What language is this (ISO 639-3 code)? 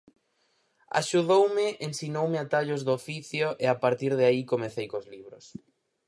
glg